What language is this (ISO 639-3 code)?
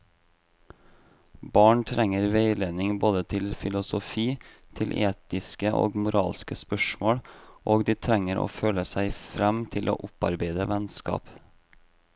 nor